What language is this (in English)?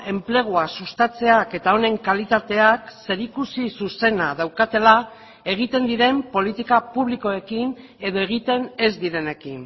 Basque